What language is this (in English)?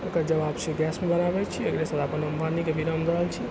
Maithili